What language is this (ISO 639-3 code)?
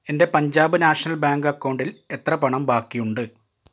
mal